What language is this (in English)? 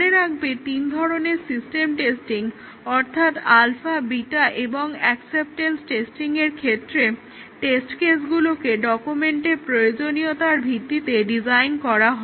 Bangla